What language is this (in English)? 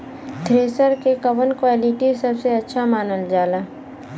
Bhojpuri